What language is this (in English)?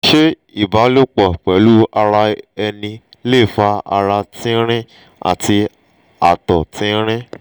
Yoruba